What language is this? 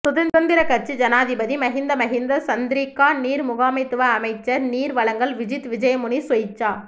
Tamil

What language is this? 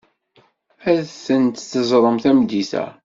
Kabyle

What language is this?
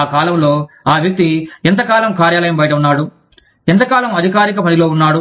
Telugu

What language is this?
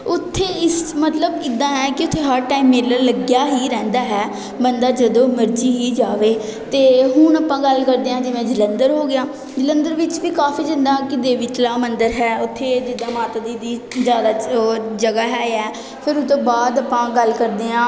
Punjabi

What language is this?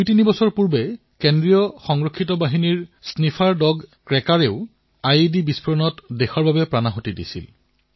Assamese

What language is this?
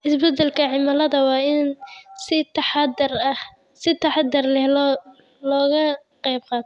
Somali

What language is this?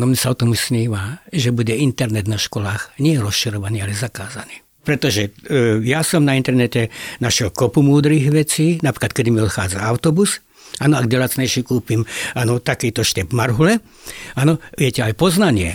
Slovak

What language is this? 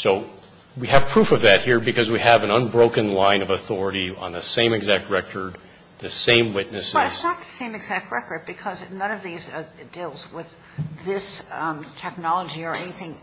English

